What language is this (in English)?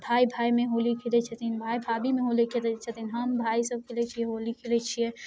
Maithili